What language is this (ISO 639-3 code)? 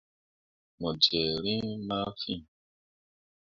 mua